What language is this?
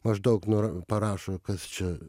Lithuanian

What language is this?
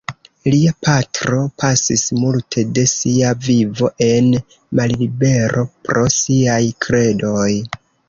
Esperanto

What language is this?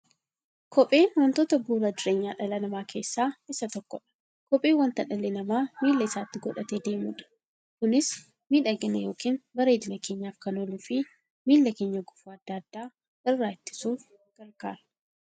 Oromo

